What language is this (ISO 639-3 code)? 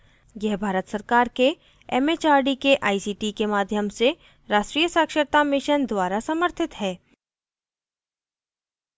hin